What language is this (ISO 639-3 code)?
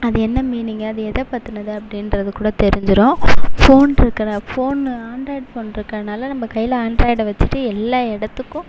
tam